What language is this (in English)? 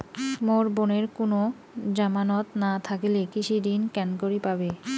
Bangla